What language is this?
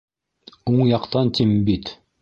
Bashkir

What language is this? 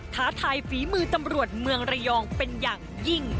Thai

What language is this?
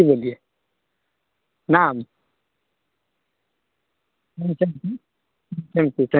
Maithili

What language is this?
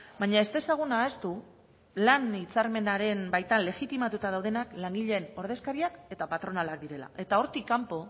Basque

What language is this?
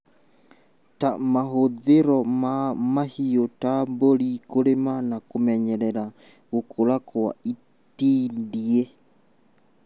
Kikuyu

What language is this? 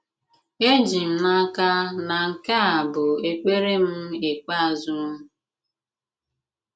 Igbo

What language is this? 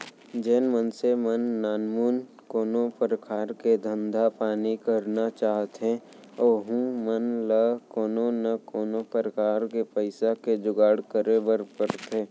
Chhattisgarhi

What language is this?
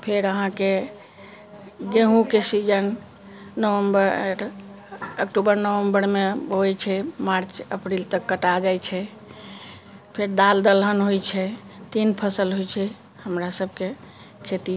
Maithili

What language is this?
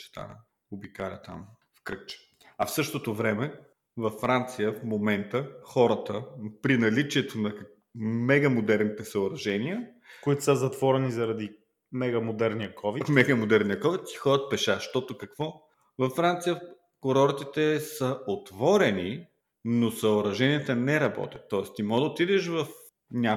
Bulgarian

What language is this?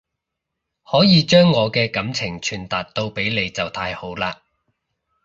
Cantonese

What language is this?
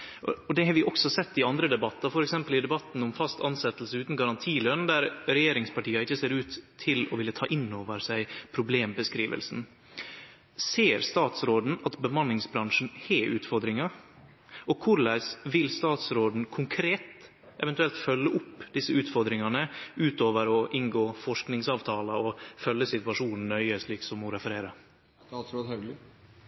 Norwegian Nynorsk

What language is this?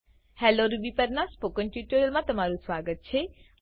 Gujarati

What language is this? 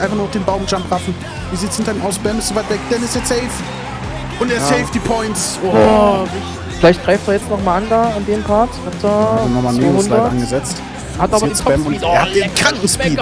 German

